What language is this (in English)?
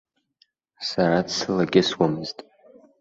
Abkhazian